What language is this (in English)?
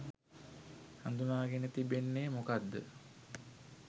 Sinhala